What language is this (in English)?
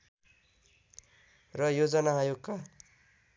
Nepali